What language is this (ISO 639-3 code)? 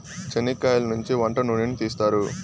tel